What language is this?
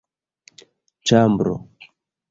Esperanto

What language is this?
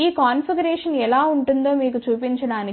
Telugu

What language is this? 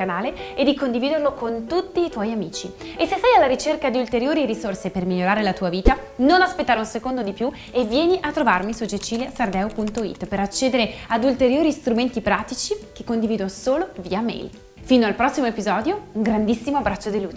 Italian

